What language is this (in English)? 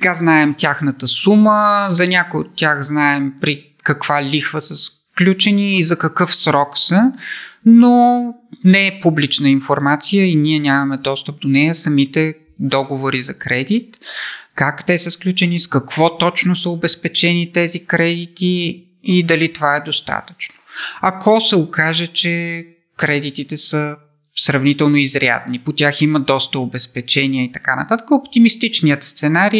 Bulgarian